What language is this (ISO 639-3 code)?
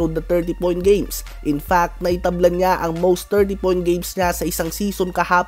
fil